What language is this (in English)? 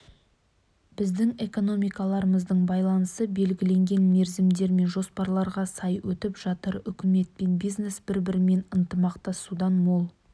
Kazakh